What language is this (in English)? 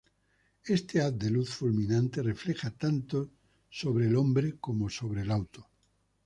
Spanish